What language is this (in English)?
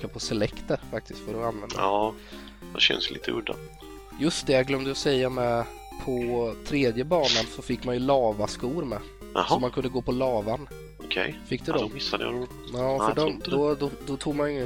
Swedish